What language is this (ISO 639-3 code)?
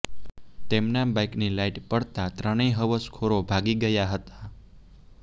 guj